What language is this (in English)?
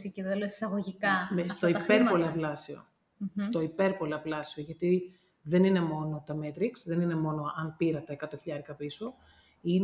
Greek